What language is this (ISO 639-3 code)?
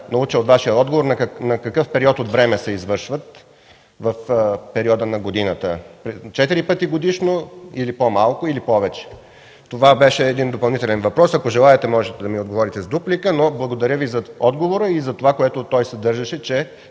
bul